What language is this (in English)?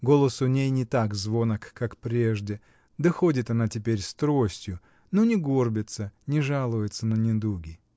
Russian